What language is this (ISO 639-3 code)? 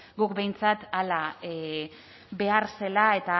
eus